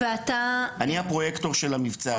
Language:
Hebrew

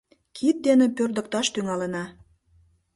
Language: Mari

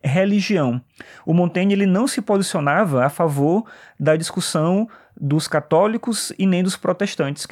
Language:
Portuguese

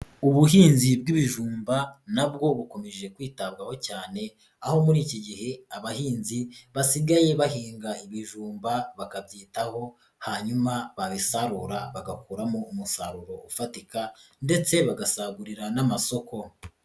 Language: Kinyarwanda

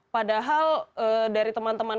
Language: Indonesian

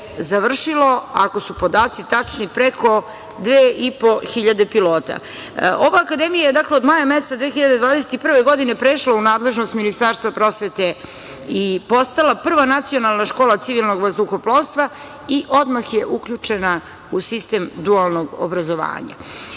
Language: Serbian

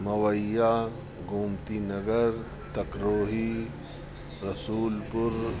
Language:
Sindhi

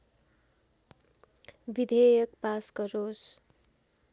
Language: Nepali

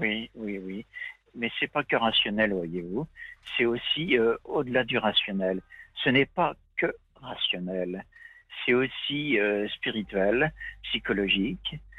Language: French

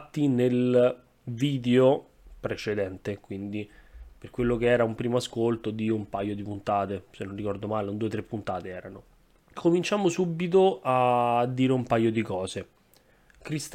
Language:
Italian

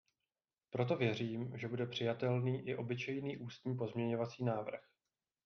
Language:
Czech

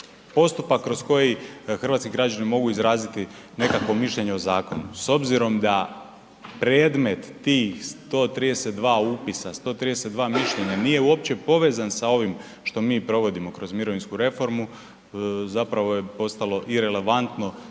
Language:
Croatian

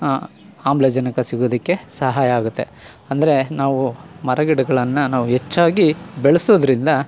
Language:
Kannada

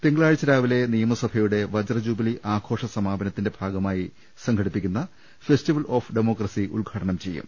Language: Malayalam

